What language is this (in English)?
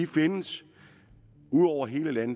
Danish